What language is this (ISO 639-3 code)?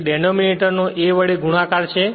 guj